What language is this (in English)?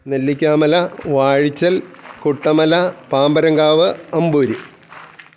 Malayalam